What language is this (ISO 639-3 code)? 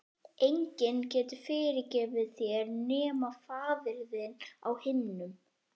isl